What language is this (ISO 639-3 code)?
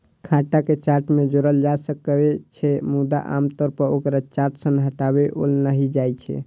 mai